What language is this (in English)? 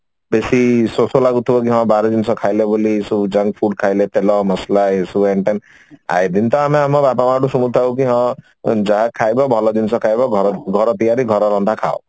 Odia